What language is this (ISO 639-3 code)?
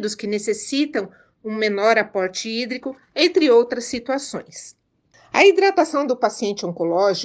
por